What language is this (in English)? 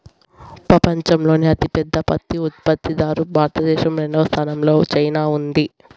Telugu